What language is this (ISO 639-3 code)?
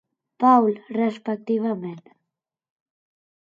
cat